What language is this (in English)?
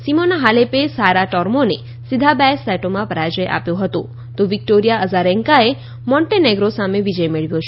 Gujarati